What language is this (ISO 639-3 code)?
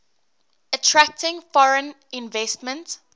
eng